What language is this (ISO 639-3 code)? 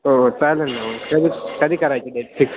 mar